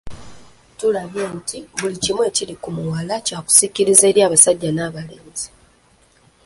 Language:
Ganda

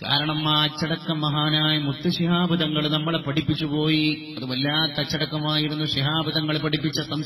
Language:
Arabic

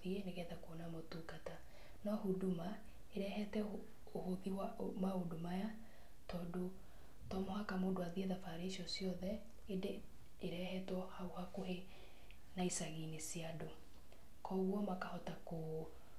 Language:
Kikuyu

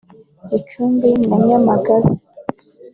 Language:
Kinyarwanda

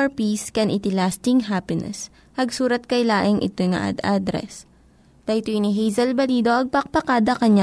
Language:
Filipino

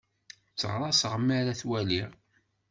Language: Kabyle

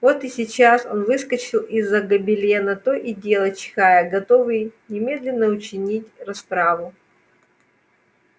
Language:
Russian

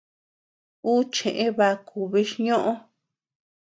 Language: Tepeuxila Cuicatec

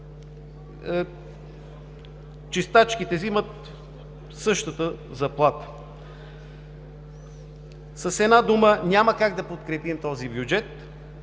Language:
Bulgarian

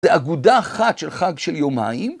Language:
Hebrew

